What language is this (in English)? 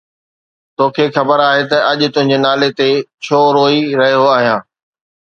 Sindhi